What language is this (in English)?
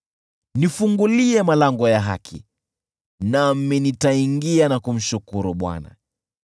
Swahili